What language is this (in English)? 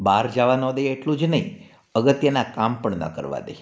Gujarati